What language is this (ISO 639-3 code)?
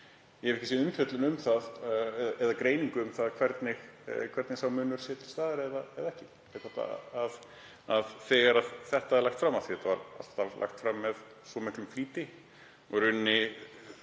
isl